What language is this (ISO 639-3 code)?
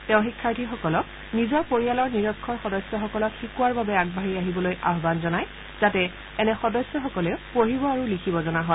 asm